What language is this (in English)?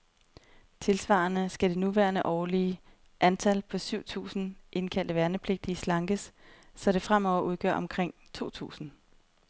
Danish